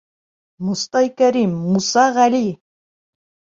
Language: Bashkir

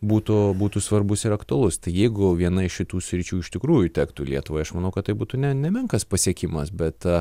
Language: Lithuanian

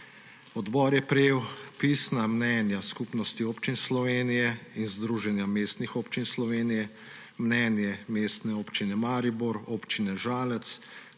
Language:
Slovenian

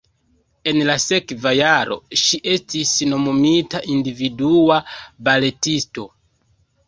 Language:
Esperanto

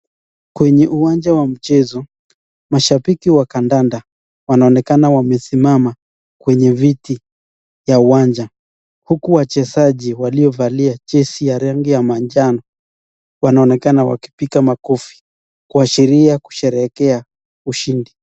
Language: Swahili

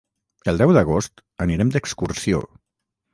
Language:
Catalan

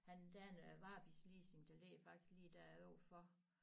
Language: Danish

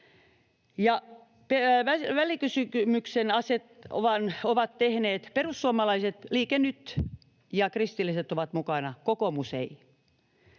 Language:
Finnish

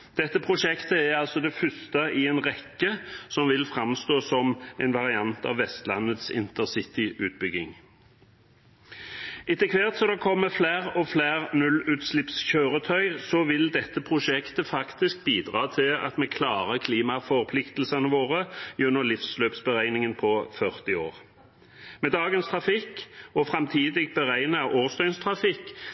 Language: Norwegian Bokmål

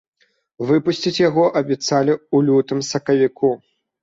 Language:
Belarusian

